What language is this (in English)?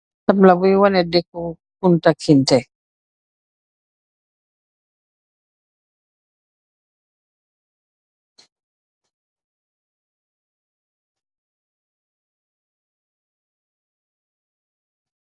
Wolof